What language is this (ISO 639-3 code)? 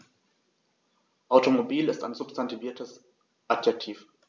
deu